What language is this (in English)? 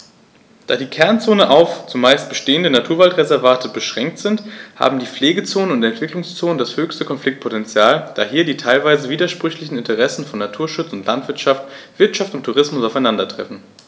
German